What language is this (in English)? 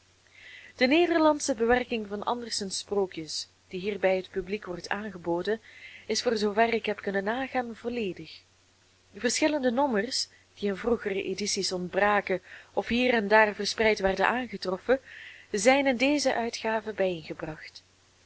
Dutch